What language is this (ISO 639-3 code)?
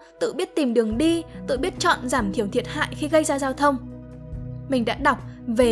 vie